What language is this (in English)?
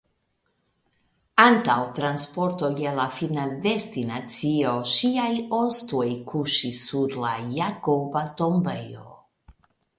Esperanto